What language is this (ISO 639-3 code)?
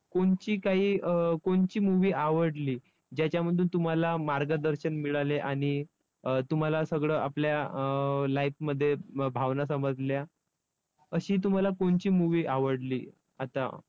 mar